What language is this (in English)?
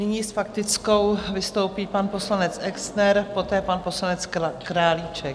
Czech